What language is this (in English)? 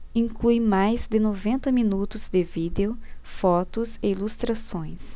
Portuguese